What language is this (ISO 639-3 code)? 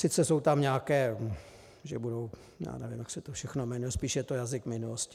ces